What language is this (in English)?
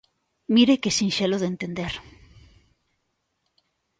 Galician